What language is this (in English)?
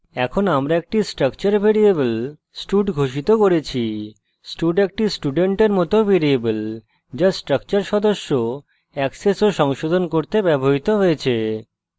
Bangla